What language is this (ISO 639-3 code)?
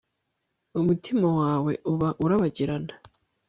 kin